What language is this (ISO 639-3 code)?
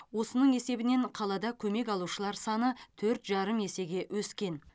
kaz